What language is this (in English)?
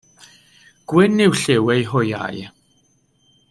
Welsh